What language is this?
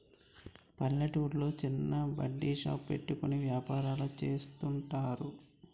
Telugu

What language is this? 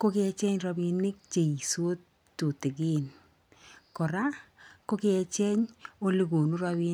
Kalenjin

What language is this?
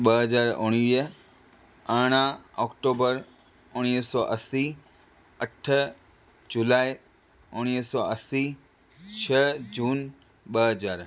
Sindhi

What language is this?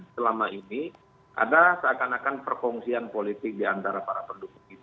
Indonesian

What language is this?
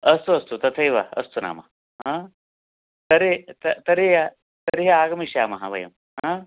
Sanskrit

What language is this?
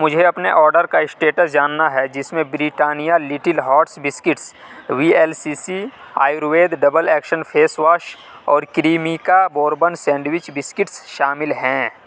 Urdu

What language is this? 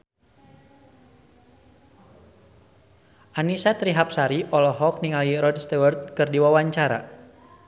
Sundanese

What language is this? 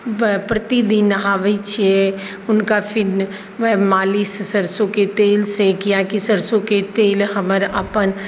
Maithili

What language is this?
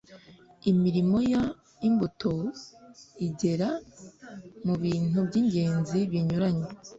Kinyarwanda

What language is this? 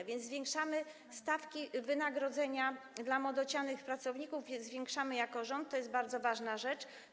Polish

